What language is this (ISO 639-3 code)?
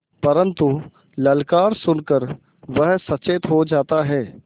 hin